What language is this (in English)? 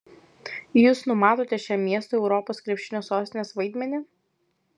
Lithuanian